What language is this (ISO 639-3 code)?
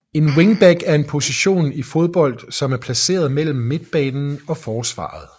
dan